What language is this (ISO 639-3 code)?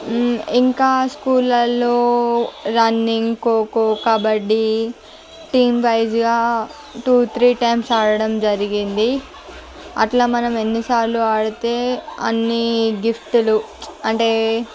tel